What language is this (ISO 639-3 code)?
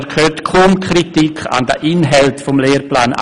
gsw